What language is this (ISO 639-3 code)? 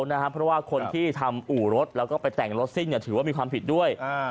tha